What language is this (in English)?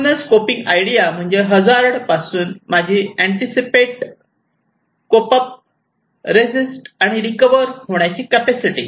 Marathi